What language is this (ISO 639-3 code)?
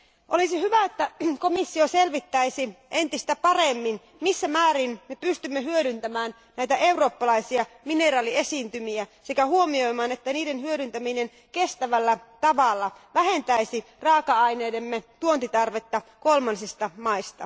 fin